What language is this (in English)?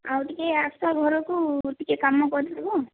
Odia